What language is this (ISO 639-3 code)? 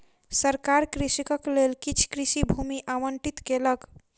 mai